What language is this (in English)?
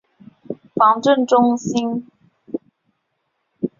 Chinese